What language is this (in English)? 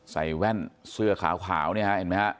Thai